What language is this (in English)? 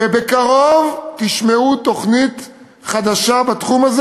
Hebrew